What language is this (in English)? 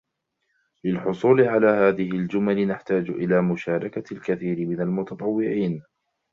Arabic